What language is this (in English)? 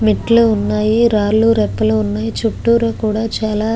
Telugu